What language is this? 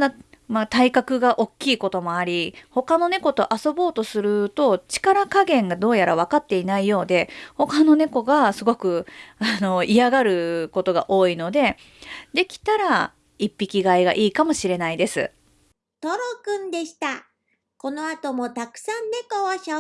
Japanese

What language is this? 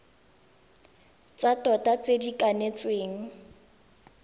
Tswana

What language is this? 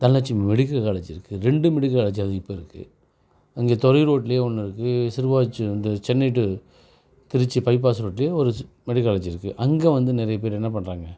Tamil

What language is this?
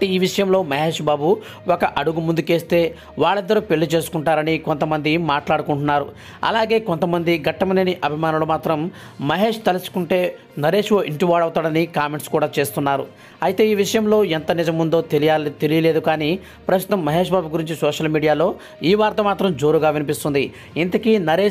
Hindi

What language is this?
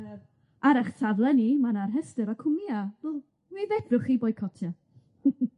Welsh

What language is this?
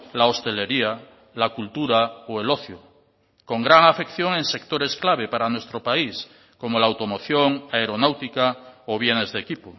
Spanish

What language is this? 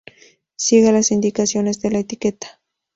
Spanish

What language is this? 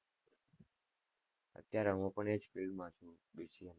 Gujarati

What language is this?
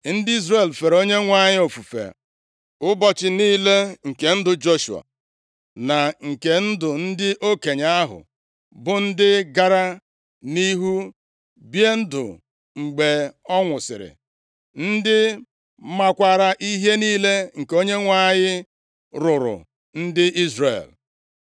Igbo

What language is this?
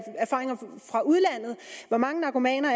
Danish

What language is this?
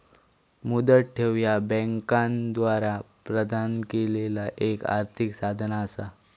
Marathi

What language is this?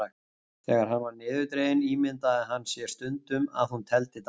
Icelandic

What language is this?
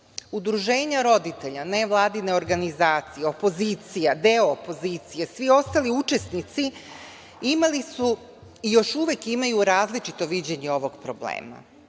Serbian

